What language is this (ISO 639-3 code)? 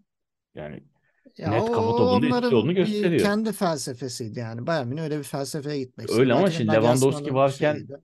tur